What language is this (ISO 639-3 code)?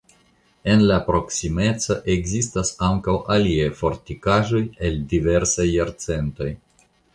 epo